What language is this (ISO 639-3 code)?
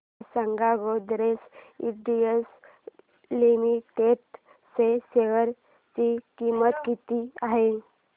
mar